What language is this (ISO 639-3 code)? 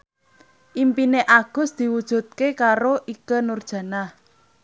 jav